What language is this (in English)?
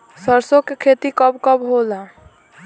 Bhojpuri